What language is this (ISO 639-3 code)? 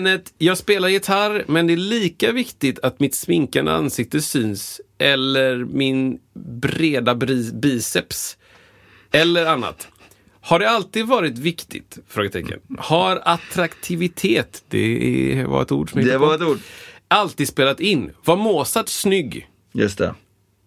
swe